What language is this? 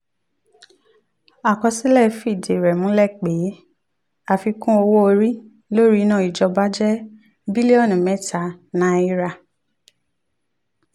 Yoruba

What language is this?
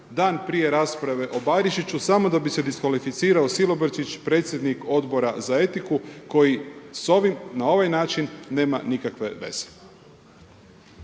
Croatian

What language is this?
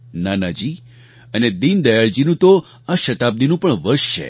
Gujarati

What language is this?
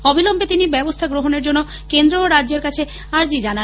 Bangla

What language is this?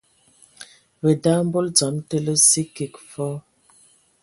Ewondo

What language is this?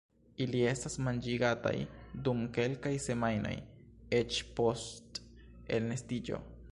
Esperanto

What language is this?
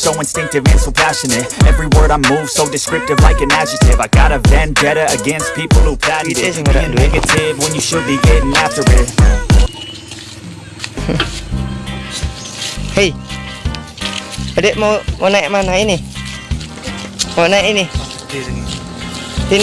Indonesian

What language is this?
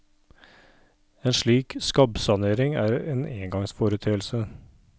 Norwegian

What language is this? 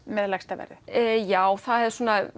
Icelandic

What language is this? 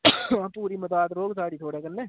Dogri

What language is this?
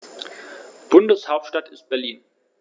German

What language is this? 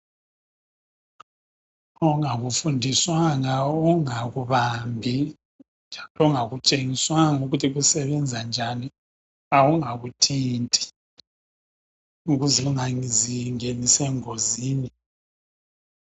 North Ndebele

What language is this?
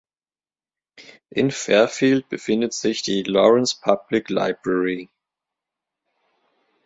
German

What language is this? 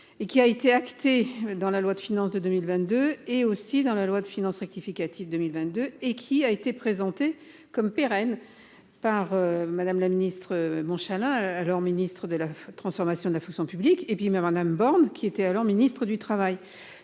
French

